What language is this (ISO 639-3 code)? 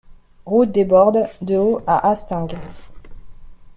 fra